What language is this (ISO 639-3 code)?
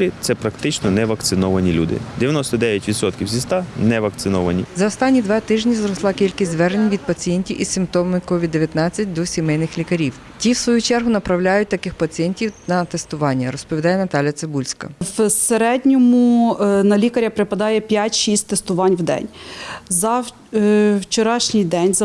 ukr